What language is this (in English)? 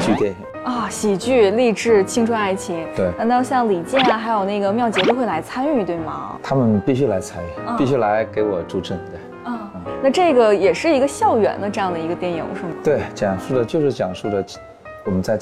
Chinese